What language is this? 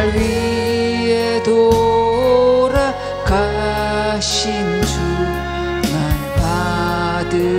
Korean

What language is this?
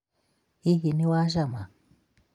Kikuyu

